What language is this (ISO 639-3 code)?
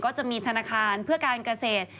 tha